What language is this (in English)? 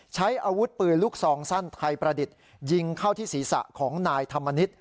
Thai